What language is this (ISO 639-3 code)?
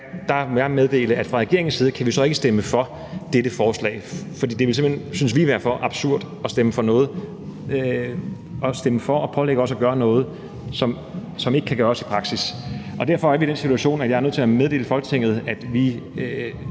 dan